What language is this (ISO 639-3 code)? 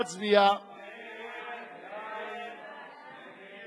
heb